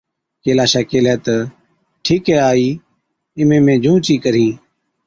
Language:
Od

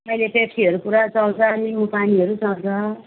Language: Nepali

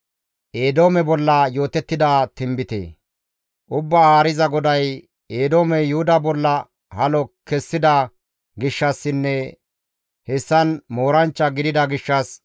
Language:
Gamo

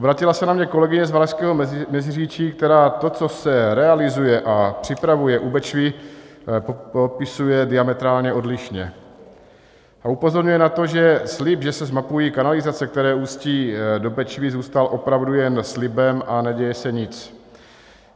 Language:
Czech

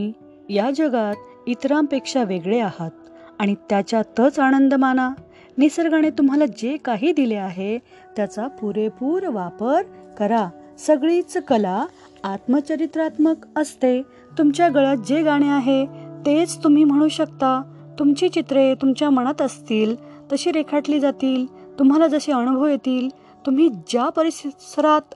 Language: Marathi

